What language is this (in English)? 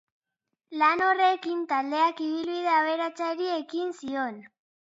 Basque